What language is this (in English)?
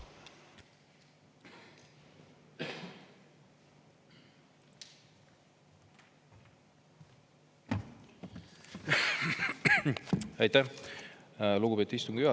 Estonian